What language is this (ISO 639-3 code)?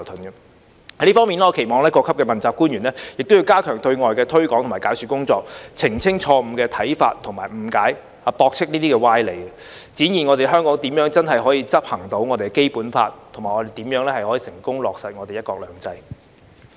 yue